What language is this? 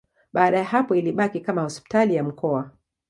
Swahili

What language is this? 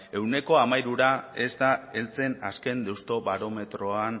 Basque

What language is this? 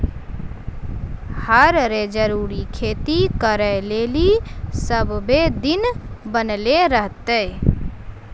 Maithili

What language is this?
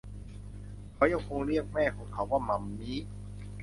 Thai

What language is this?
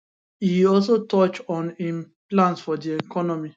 Nigerian Pidgin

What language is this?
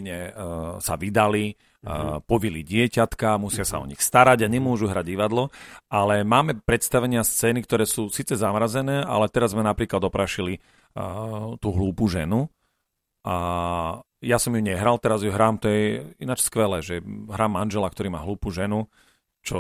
Slovak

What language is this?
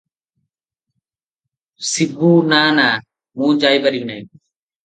Odia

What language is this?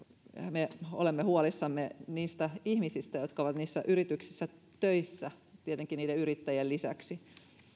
Finnish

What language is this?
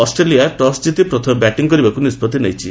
Odia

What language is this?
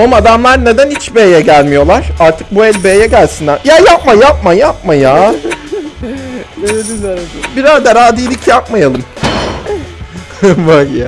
Turkish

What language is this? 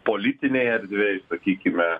Lithuanian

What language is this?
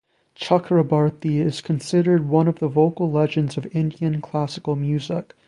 English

